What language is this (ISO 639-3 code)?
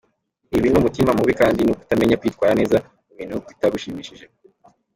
kin